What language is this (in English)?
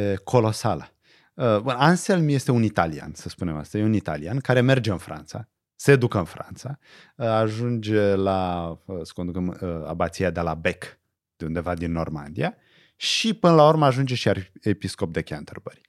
Romanian